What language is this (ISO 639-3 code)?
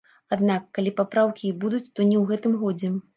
bel